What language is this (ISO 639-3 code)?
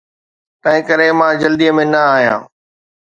snd